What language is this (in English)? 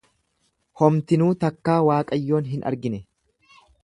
Oromo